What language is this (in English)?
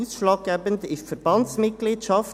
Swiss German